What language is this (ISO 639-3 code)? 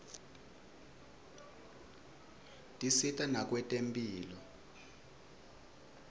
ssw